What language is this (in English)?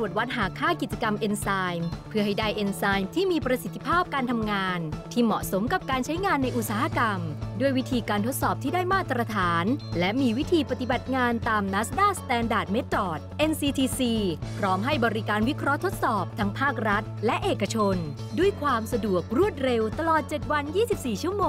Thai